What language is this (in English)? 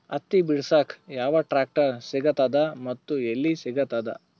Kannada